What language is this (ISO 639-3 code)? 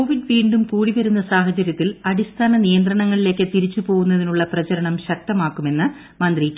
mal